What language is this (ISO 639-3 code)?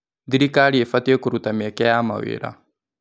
kik